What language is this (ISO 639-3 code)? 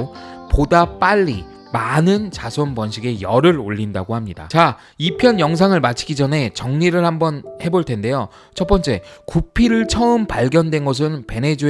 kor